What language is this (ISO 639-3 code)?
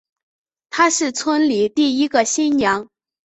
zho